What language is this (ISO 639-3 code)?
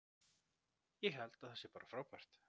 isl